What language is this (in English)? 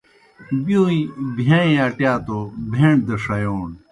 Kohistani Shina